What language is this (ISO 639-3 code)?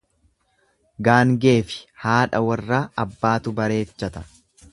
orm